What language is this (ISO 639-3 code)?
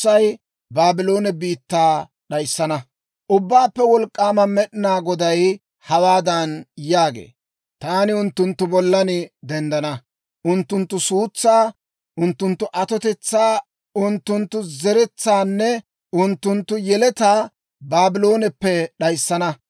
dwr